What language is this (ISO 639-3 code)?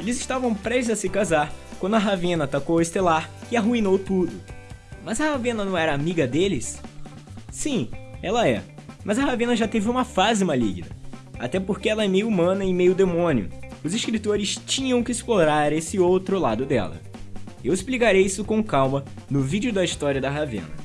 por